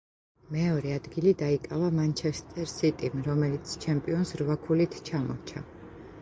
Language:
Georgian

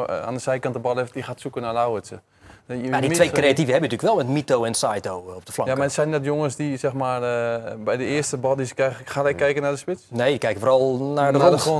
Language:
Dutch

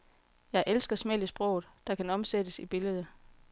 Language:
Danish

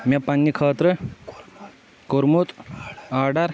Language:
Kashmiri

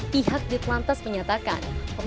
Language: Indonesian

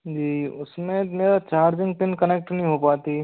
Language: Hindi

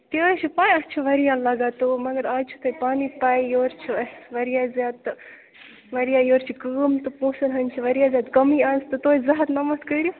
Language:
Kashmiri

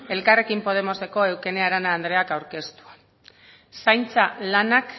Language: Basque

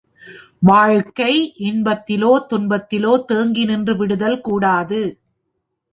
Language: Tamil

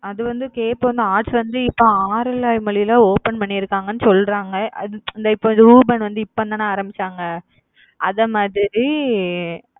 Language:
Tamil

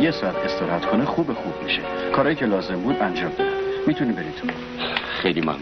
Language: Persian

